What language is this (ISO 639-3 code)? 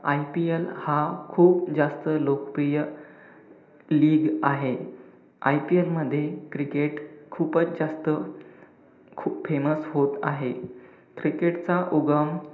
mar